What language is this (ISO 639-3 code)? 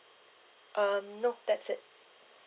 eng